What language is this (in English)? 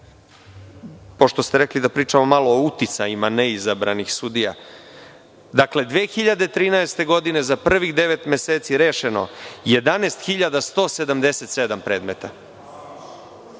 Serbian